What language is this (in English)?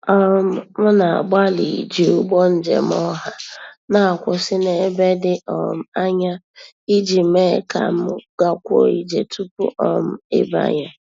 Igbo